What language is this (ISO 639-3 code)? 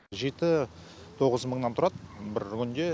kaz